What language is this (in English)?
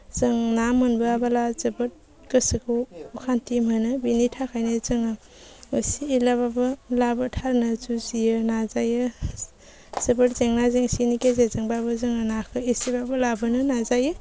Bodo